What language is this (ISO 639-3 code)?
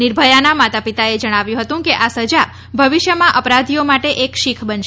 guj